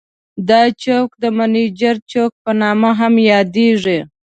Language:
Pashto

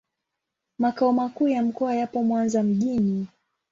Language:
Swahili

